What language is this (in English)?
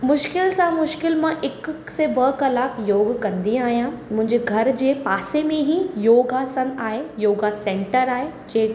Sindhi